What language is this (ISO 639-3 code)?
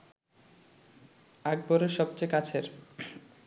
ben